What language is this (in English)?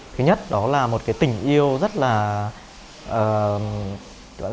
Vietnamese